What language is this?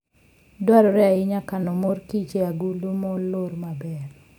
Luo (Kenya and Tanzania)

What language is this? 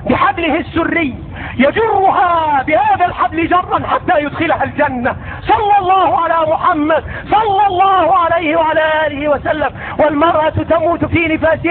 Arabic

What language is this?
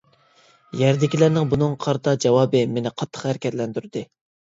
Uyghur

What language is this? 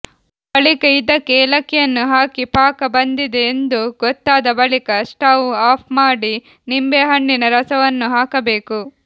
Kannada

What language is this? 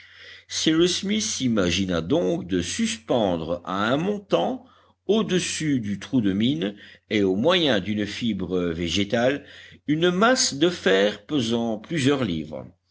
French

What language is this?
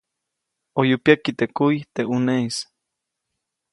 Copainalá Zoque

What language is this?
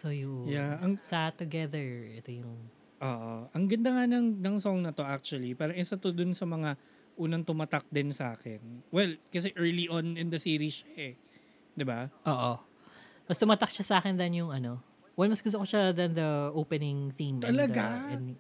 Filipino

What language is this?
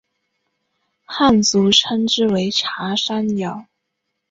Chinese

